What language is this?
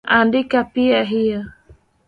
Swahili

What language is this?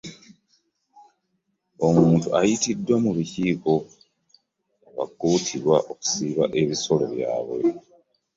Ganda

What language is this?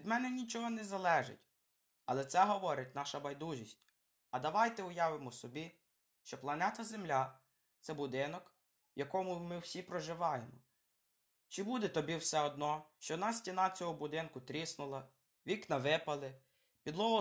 Ukrainian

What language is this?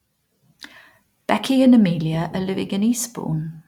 English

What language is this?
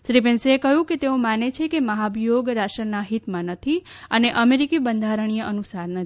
Gujarati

